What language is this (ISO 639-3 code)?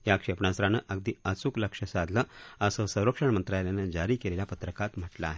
mar